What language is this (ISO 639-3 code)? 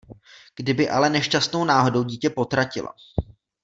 ces